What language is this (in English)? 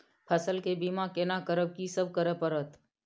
Maithili